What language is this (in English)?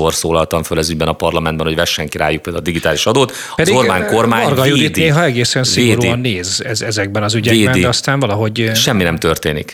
Hungarian